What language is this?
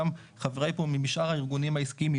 Hebrew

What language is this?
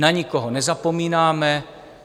Czech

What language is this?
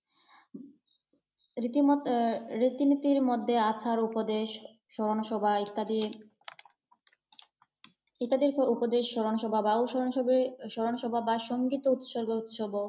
Bangla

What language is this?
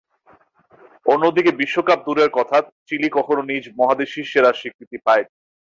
Bangla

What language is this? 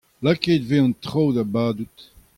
Breton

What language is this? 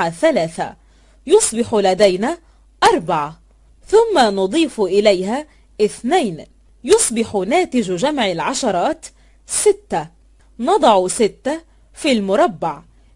Arabic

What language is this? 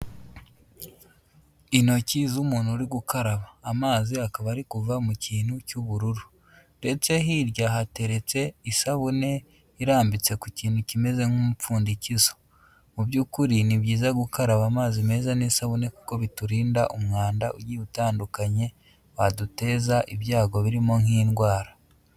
Kinyarwanda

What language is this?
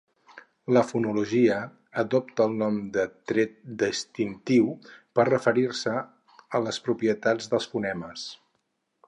Catalan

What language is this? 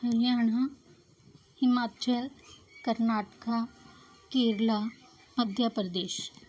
Punjabi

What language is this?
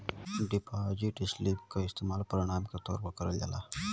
Bhojpuri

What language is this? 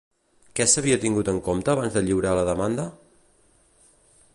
Catalan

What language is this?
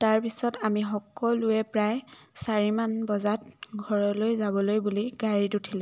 Assamese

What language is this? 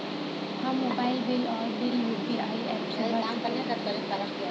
Bhojpuri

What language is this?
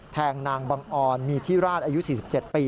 Thai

